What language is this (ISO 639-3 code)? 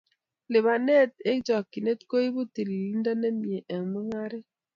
kln